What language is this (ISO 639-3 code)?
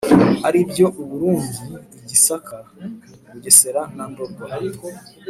kin